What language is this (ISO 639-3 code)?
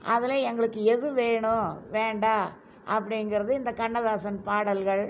tam